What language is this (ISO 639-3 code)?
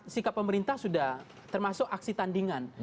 ind